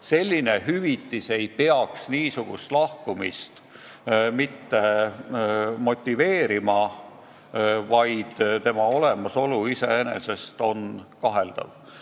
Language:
Estonian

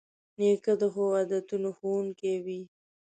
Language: Pashto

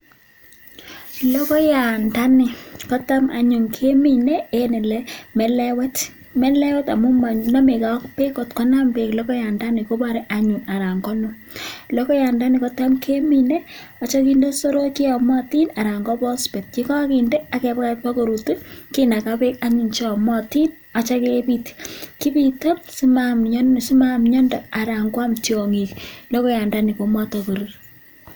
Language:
Kalenjin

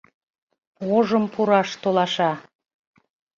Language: Mari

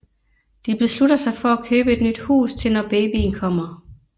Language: Danish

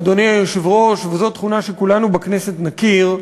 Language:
Hebrew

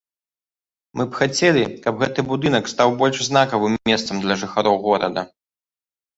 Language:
Belarusian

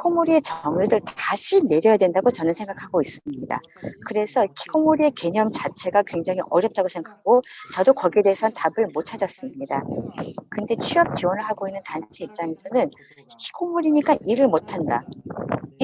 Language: Korean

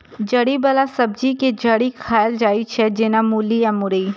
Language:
Maithili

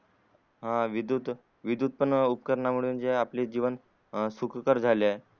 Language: Marathi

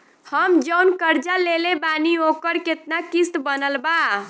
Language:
Bhojpuri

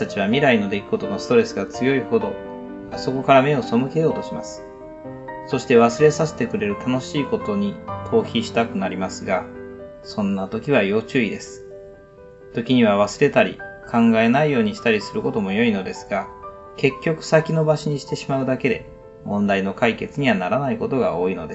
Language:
Japanese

